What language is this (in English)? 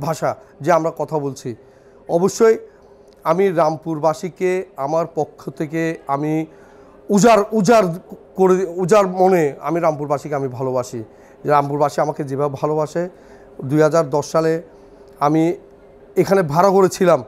Russian